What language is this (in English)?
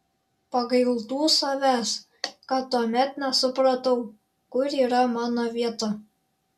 Lithuanian